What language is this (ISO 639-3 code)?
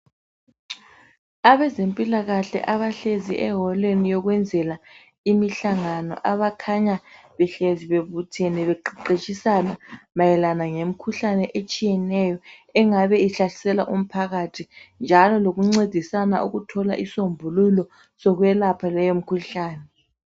nde